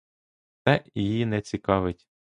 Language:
Ukrainian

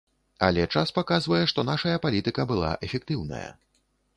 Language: Belarusian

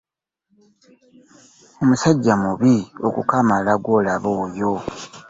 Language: Ganda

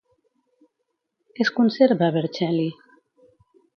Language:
Catalan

